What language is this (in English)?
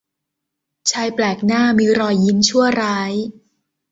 Thai